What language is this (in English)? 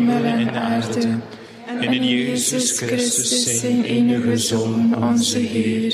Dutch